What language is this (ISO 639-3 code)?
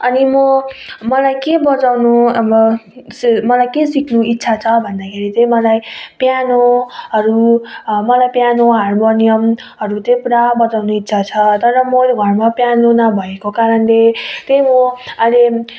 nep